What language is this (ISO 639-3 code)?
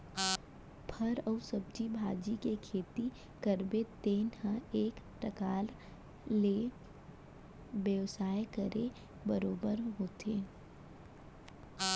hne